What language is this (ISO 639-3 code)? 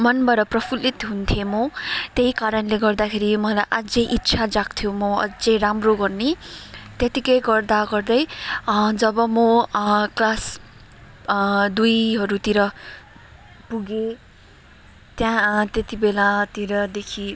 nep